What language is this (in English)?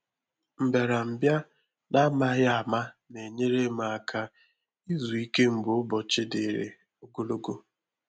Igbo